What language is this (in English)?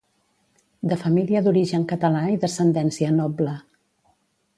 Catalan